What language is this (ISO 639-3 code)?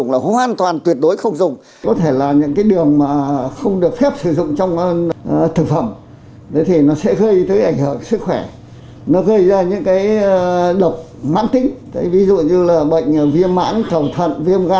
vie